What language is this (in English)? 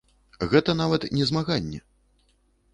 Belarusian